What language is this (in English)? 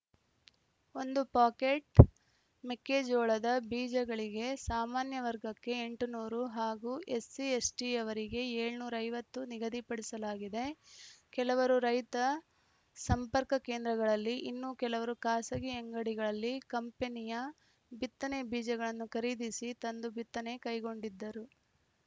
Kannada